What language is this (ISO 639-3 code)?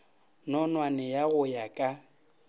nso